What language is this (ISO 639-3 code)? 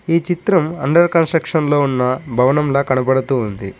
tel